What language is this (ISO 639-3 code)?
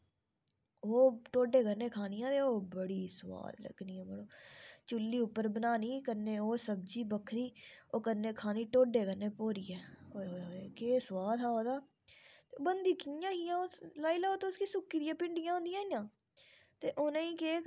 doi